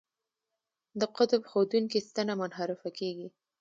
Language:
Pashto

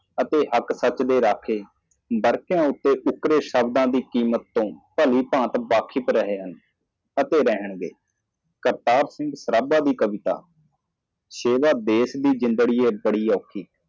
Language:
Punjabi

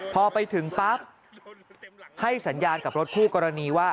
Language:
Thai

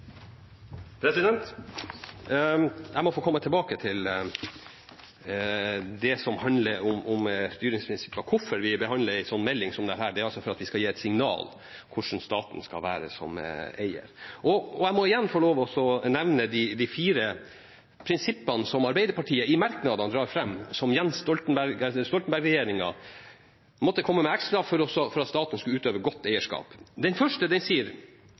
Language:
Norwegian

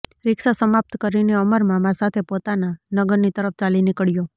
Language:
Gujarati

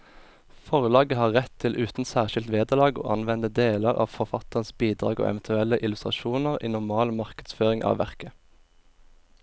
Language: Norwegian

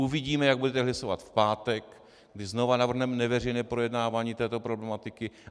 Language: Czech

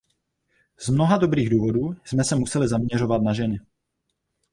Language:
Czech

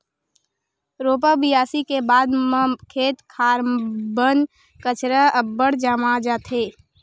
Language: Chhattisgarhi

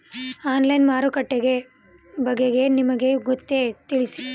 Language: Kannada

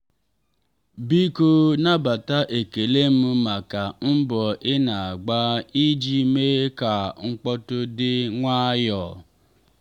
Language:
Igbo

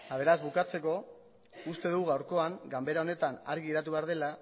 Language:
Basque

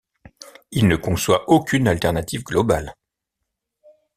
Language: French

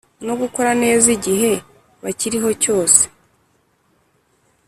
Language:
Kinyarwanda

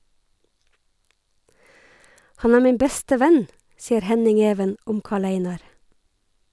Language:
Norwegian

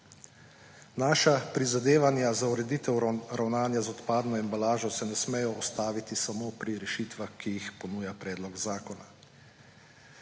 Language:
Slovenian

